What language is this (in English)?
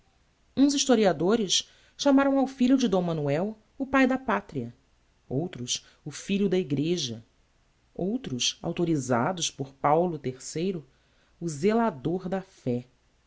Portuguese